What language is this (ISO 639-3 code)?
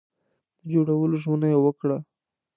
pus